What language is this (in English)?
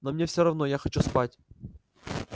Russian